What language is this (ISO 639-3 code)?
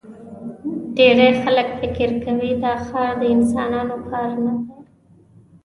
pus